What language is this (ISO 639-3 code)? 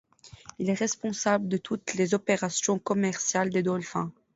fra